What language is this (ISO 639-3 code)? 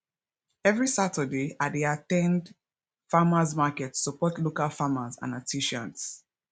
pcm